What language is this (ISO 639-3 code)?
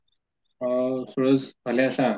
asm